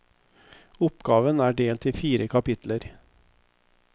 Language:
Norwegian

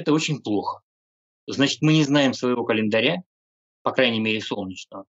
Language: Russian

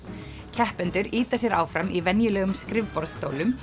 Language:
Icelandic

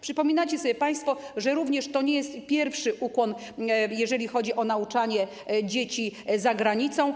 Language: Polish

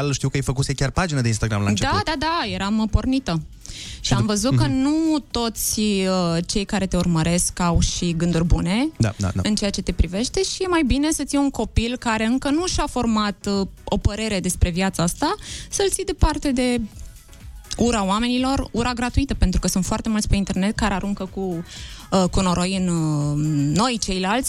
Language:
Romanian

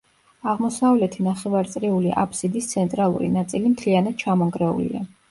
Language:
Georgian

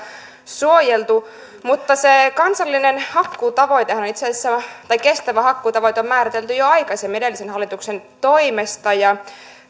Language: Finnish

